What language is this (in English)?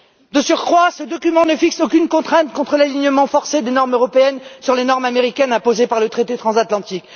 French